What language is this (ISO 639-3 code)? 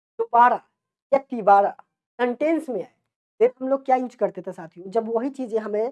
hin